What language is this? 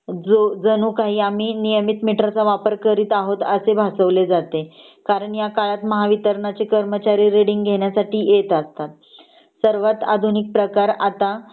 Marathi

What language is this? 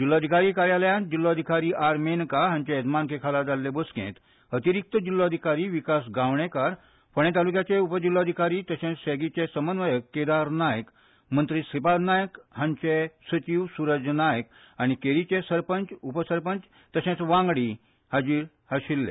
Konkani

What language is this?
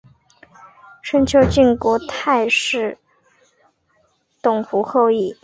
Chinese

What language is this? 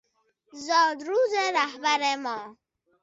Persian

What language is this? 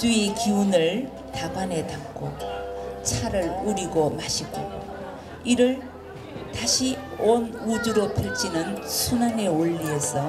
Korean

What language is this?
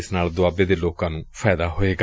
Punjabi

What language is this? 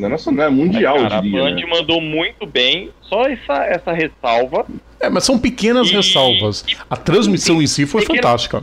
Portuguese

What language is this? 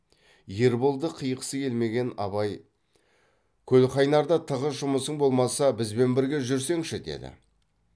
Kazakh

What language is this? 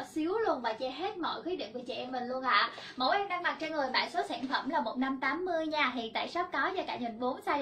Vietnamese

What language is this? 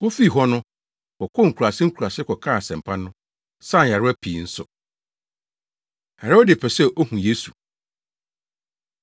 Akan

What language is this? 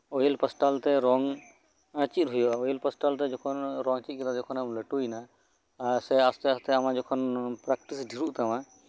Santali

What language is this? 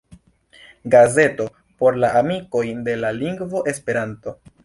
Esperanto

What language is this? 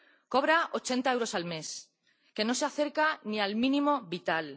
Spanish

